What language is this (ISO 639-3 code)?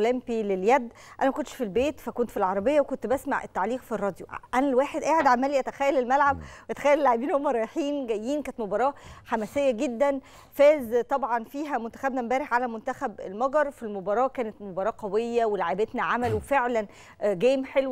ara